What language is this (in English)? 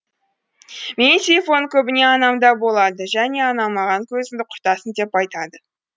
Kazakh